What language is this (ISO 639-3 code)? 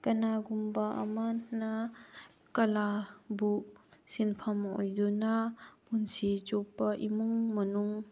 mni